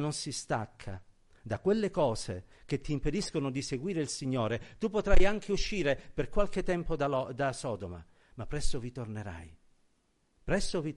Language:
Italian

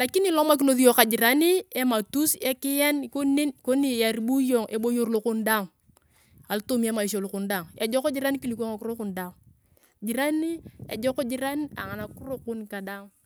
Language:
Turkana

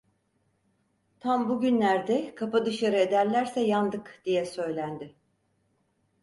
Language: Turkish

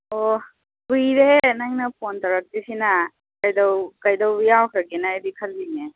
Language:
Manipuri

